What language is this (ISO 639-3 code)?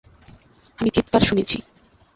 ben